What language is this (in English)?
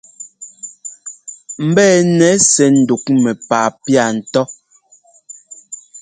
Ngomba